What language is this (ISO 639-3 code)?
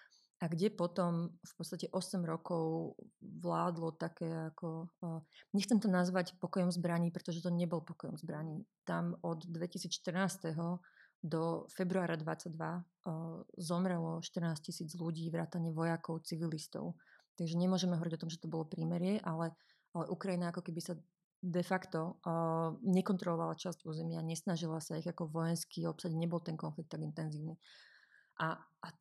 slk